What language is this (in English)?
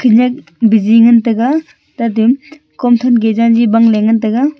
Wancho Naga